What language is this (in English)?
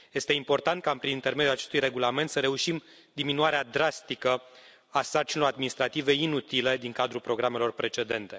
Romanian